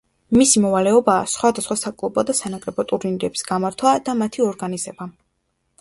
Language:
Georgian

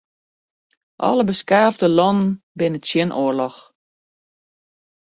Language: Western Frisian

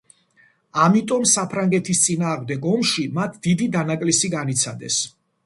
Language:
Georgian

